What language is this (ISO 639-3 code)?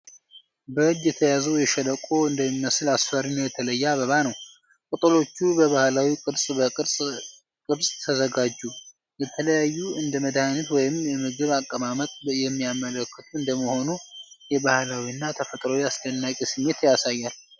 amh